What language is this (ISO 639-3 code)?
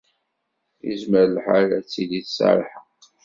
kab